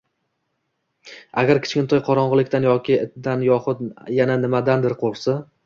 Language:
Uzbek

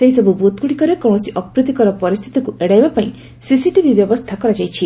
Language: Odia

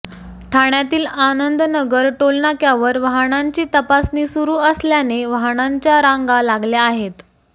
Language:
Marathi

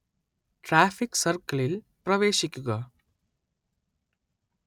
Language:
Malayalam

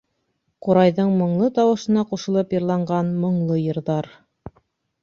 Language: Bashkir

